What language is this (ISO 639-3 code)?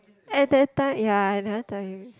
eng